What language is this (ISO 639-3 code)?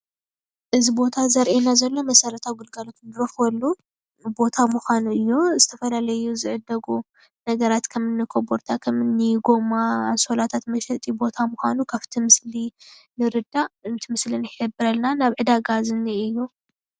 tir